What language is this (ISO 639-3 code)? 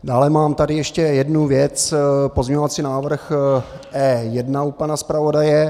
ces